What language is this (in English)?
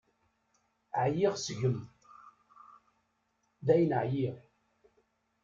Kabyle